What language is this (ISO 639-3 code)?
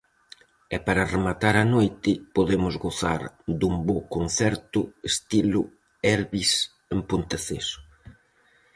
glg